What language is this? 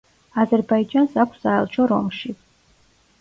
Georgian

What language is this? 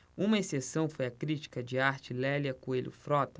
Portuguese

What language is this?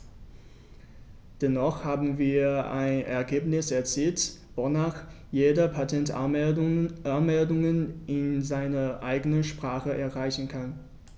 German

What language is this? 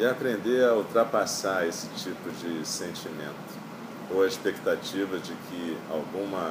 Portuguese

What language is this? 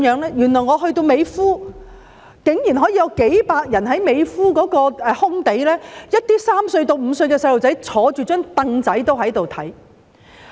Cantonese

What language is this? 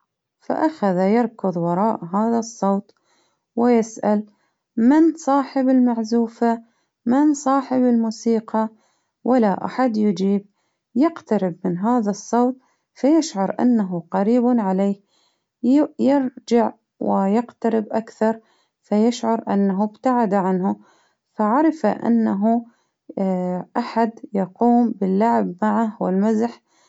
Baharna Arabic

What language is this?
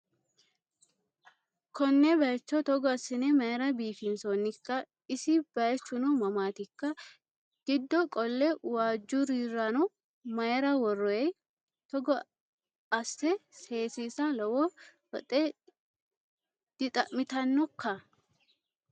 Sidamo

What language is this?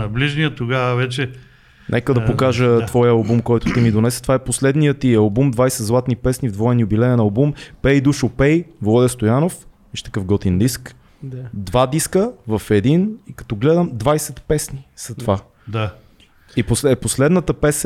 Bulgarian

